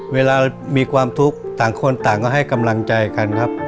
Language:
Thai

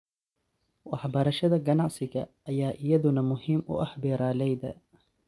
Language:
Somali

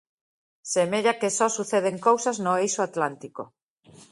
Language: Galician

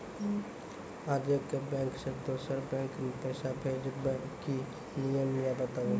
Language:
Maithili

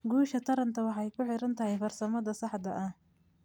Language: Somali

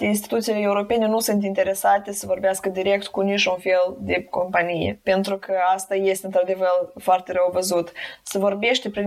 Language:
Romanian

